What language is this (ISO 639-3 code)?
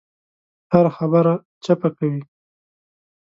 pus